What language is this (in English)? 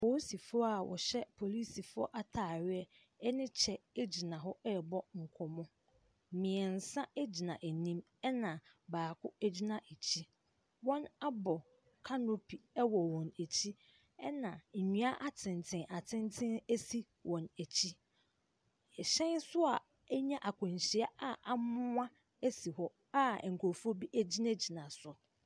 Akan